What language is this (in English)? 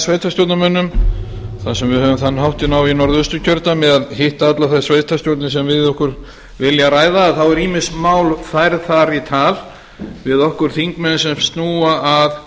Icelandic